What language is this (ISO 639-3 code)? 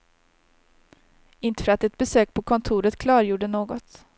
swe